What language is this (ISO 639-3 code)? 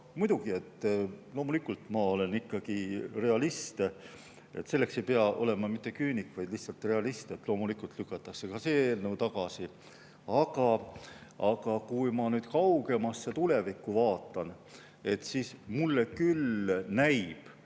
est